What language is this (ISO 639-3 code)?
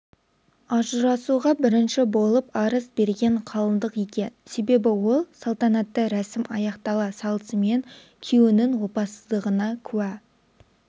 kaz